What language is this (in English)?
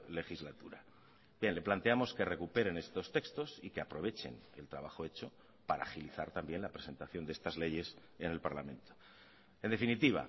Spanish